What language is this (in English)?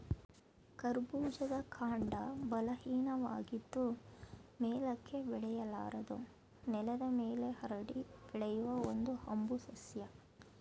Kannada